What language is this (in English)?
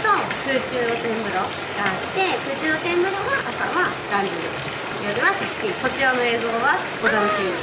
Japanese